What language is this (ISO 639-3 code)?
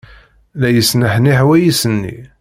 kab